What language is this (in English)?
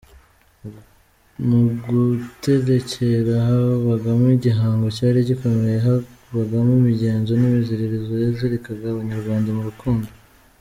Kinyarwanda